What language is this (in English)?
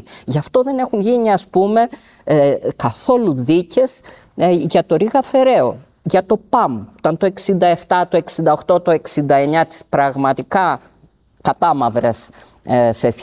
Greek